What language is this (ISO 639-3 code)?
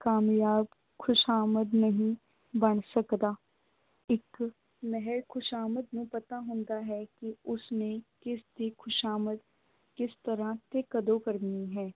pan